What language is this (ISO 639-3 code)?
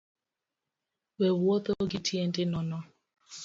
luo